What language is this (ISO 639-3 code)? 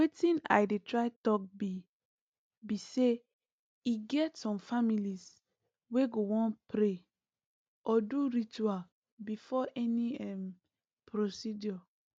pcm